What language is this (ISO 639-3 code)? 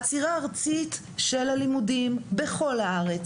heb